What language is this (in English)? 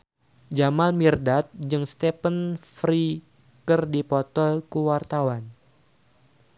Sundanese